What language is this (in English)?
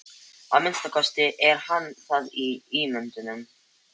Icelandic